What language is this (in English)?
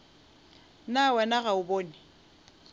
Northern Sotho